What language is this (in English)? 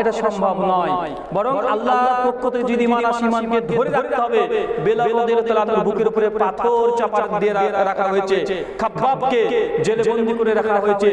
Turkish